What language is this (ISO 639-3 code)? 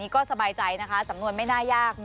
tha